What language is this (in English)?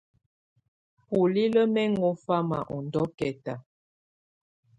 Tunen